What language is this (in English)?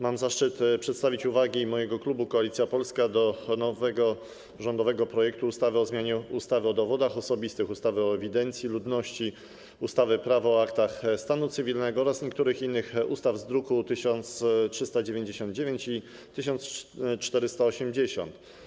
Polish